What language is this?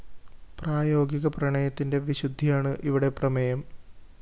Malayalam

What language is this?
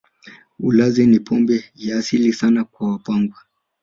Swahili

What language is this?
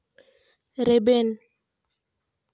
Santali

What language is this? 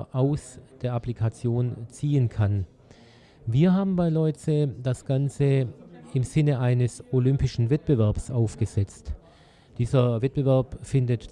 German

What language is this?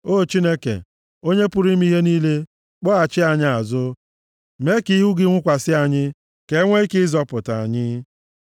Igbo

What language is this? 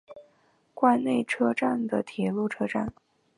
Chinese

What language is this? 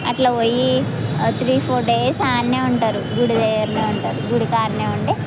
Telugu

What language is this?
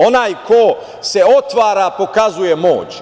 Serbian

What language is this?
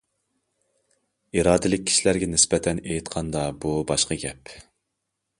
Uyghur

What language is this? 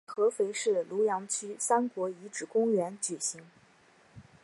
Chinese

